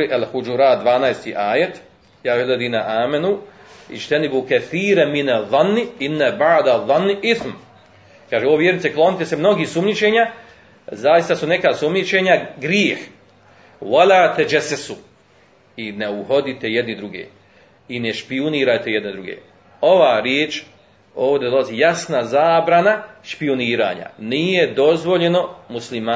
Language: Croatian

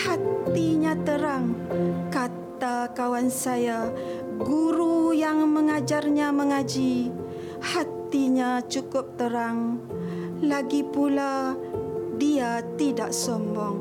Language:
Malay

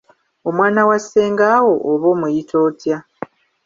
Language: Ganda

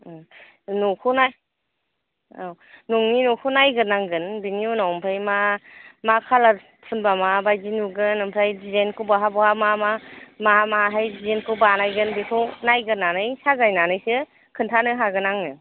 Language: Bodo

